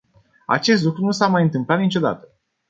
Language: Romanian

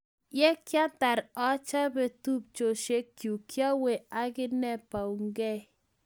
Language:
Kalenjin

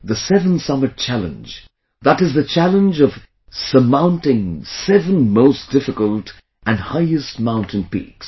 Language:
English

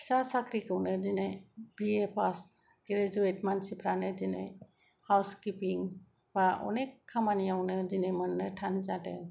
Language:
Bodo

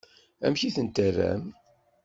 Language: Kabyle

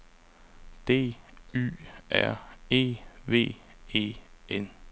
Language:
Danish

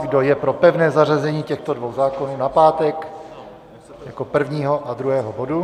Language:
Czech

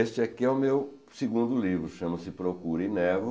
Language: Portuguese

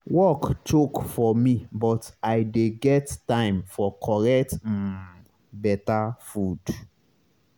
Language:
Nigerian Pidgin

